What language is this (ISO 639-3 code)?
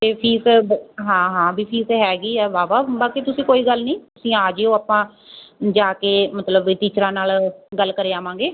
pan